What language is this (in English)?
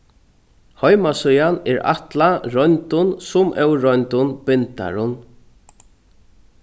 Faroese